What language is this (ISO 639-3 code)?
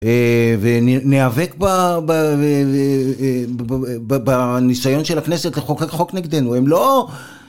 heb